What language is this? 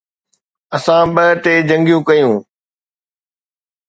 Sindhi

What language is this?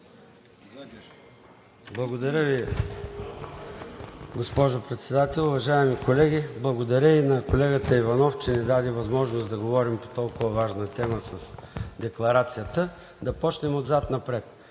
Bulgarian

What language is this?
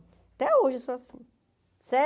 Portuguese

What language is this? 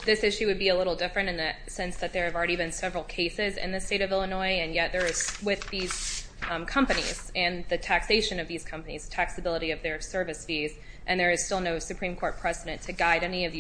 English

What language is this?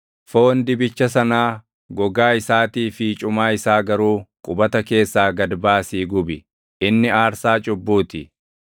Oromo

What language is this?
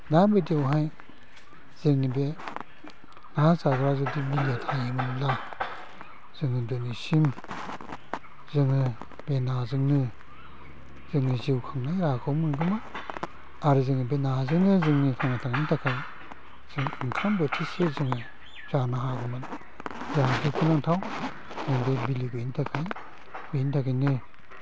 Bodo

